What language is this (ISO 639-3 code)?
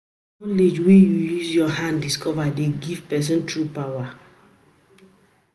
pcm